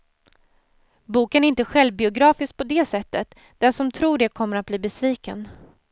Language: Swedish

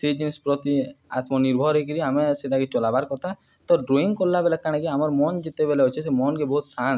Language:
Odia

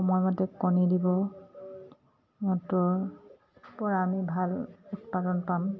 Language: Assamese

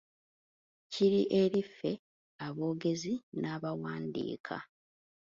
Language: Ganda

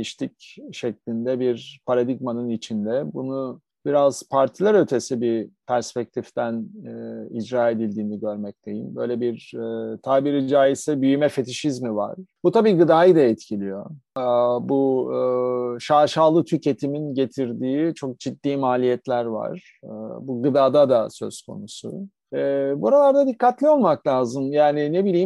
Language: Turkish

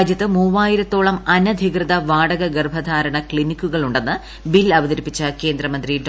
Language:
Malayalam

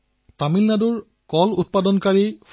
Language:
Assamese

